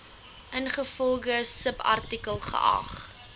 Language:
Afrikaans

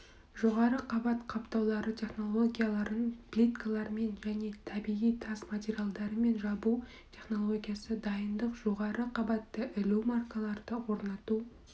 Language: Kazakh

